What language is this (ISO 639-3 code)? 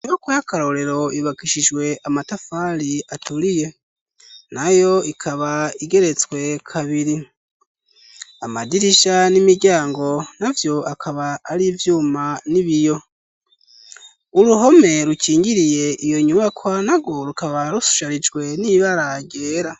run